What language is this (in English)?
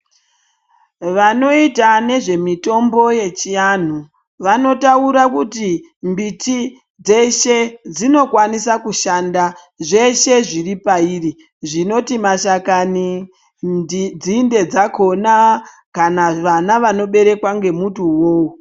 Ndau